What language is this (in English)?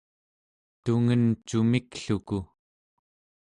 Central Yupik